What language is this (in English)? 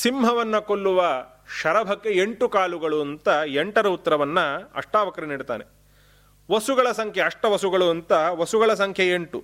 Kannada